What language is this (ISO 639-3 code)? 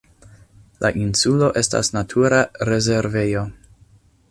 epo